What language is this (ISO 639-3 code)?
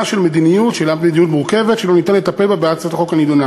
heb